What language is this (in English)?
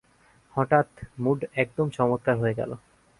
Bangla